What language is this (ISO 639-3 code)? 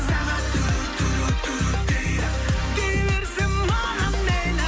kaz